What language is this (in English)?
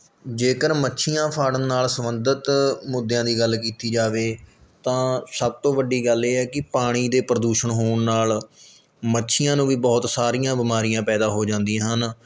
Punjabi